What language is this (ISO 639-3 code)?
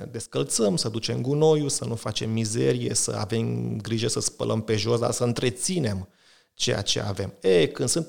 ron